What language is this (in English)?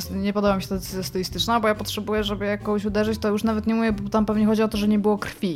Polish